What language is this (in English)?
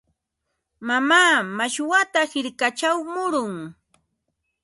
Ambo-Pasco Quechua